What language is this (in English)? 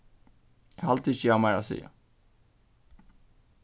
Faroese